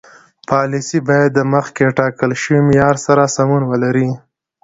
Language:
Pashto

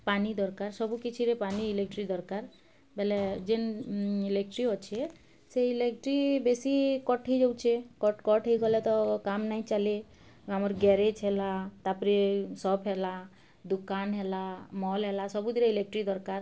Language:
Odia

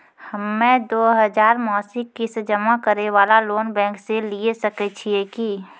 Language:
Maithili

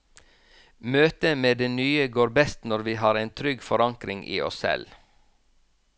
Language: Norwegian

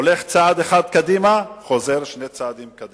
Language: Hebrew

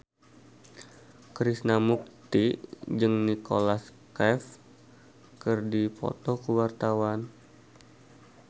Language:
Sundanese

